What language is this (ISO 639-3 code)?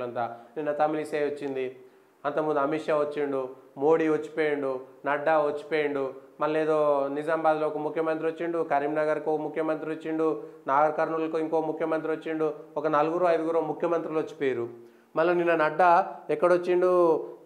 tel